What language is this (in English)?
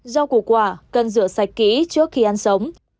Vietnamese